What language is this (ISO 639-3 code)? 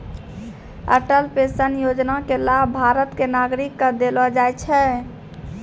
mai